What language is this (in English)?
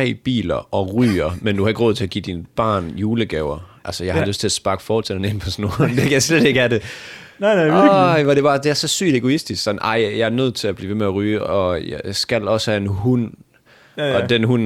Danish